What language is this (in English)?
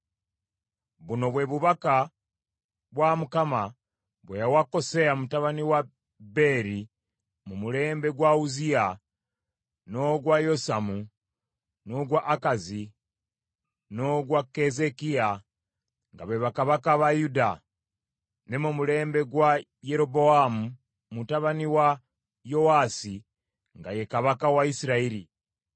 Ganda